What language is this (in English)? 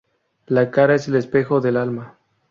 Spanish